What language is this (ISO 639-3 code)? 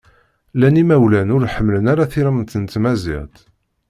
kab